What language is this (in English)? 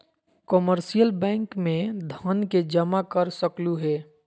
Magahi